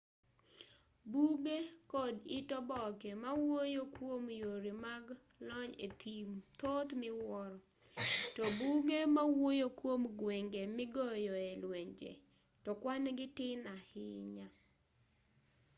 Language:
Luo (Kenya and Tanzania)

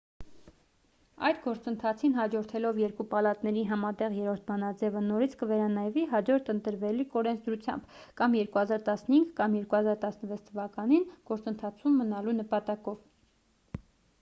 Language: Armenian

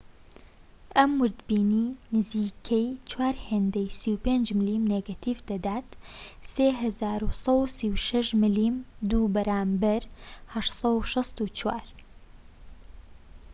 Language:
Central Kurdish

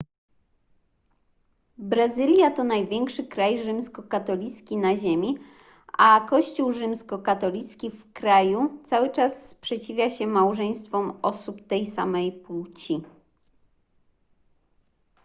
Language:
Polish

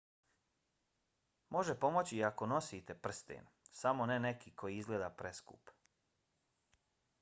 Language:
Bosnian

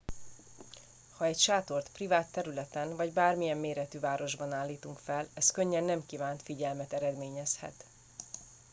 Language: Hungarian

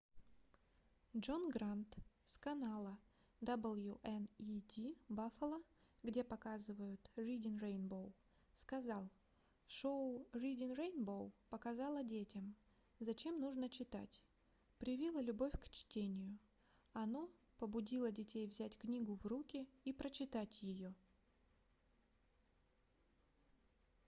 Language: Russian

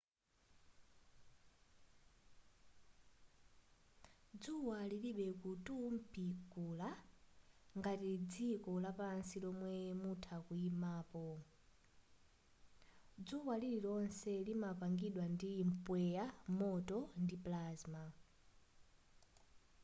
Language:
Nyanja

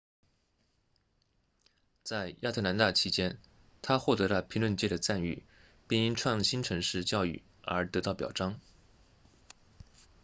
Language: Chinese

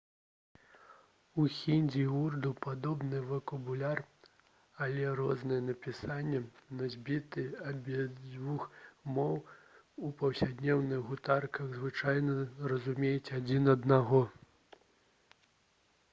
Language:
Belarusian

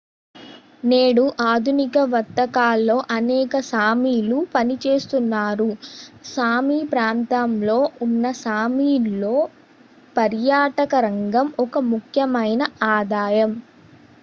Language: Telugu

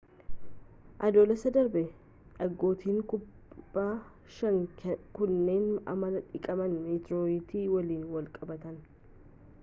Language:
Oromo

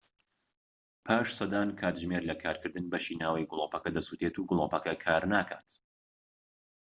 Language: Central Kurdish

